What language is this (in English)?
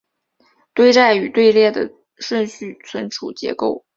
Chinese